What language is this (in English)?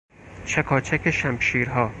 Persian